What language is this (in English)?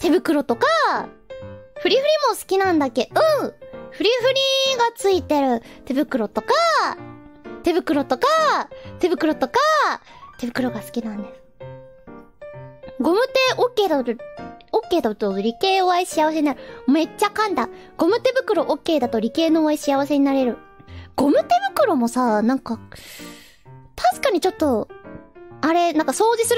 Japanese